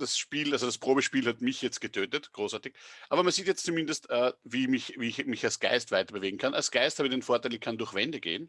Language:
German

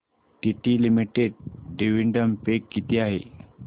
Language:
Marathi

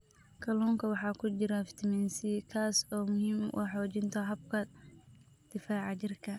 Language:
Somali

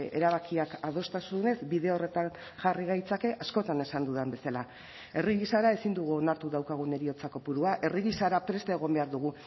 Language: Basque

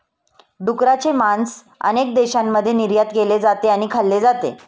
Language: Marathi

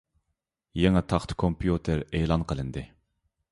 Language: Uyghur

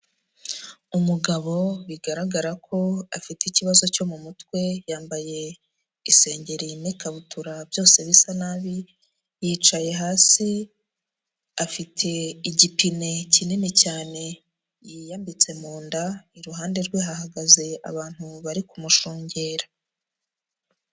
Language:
Kinyarwanda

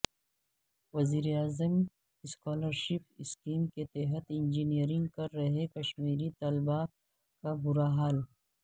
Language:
Urdu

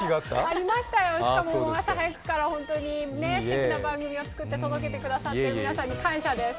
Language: Japanese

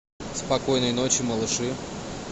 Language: Russian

